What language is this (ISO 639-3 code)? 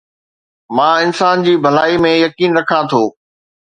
snd